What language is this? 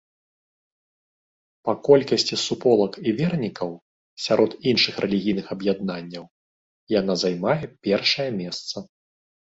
Belarusian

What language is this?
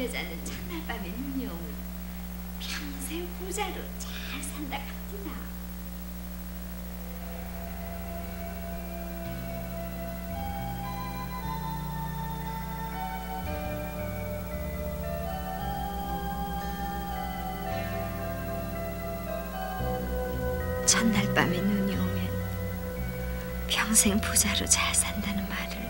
Korean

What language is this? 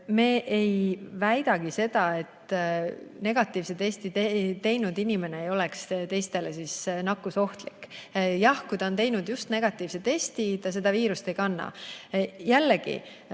Estonian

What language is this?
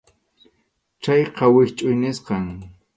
Arequipa-La Unión Quechua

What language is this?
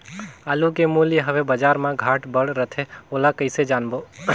Chhattisgarhi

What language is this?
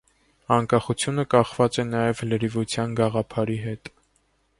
Armenian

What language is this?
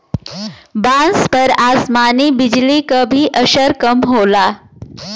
Bhojpuri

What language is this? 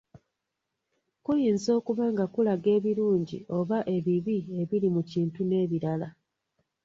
Ganda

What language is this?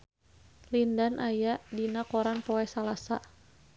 Sundanese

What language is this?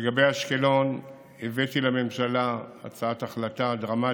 Hebrew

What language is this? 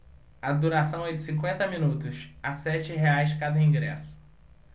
Portuguese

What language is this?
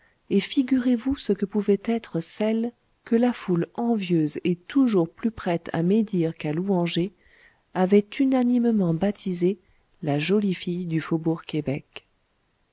French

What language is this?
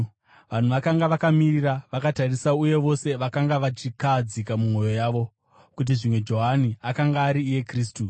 Shona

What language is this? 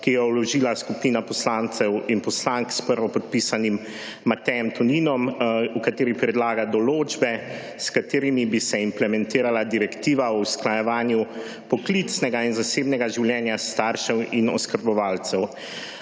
Slovenian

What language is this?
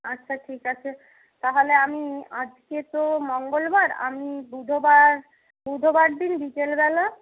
Bangla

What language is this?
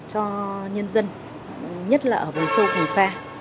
Vietnamese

